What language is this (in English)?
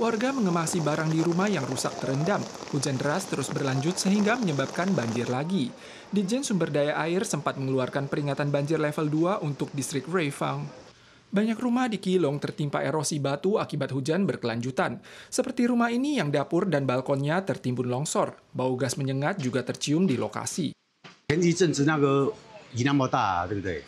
Indonesian